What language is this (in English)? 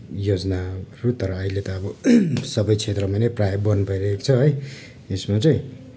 Nepali